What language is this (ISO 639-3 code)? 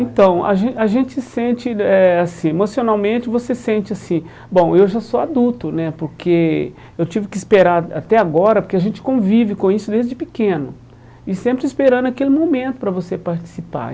por